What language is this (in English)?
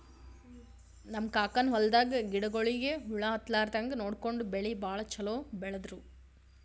Kannada